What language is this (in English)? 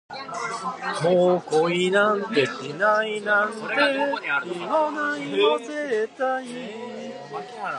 Japanese